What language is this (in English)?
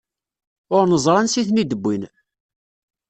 Kabyle